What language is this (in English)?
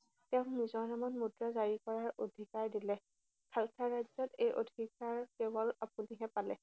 Assamese